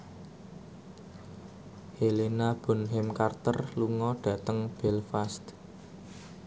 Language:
Javanese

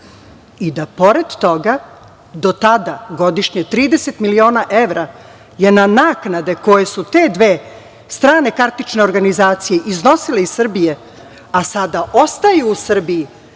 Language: Serbian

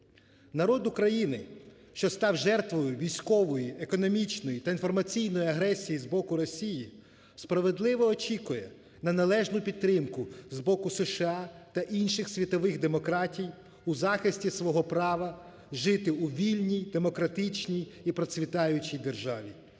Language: Ukrainian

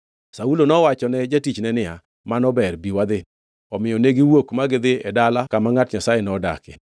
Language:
Luo (Kenya and Tanzania)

